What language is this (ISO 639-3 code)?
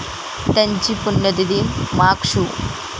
mar